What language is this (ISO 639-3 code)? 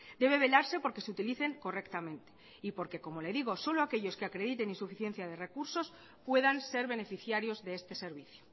spa